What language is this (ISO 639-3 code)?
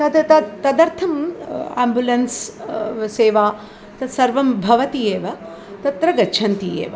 san